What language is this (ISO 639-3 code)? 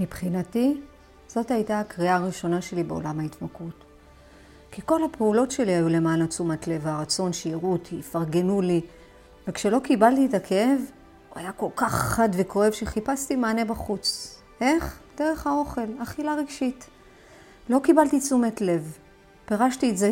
heb